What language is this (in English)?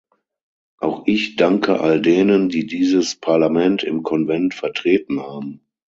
German